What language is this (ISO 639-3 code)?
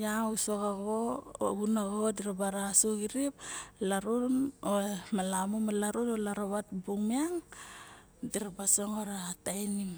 bjk